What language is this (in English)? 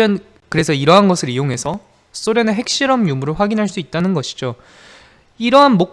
Korean